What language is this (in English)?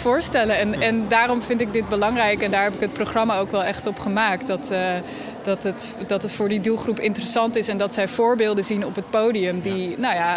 Dutch